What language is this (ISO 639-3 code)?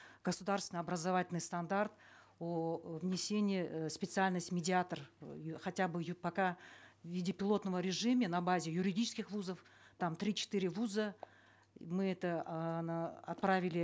kaz